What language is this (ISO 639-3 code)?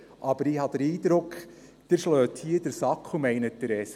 gsw